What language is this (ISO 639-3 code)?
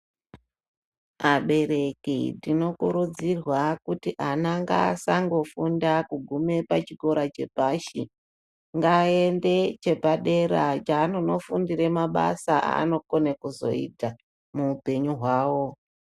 ndc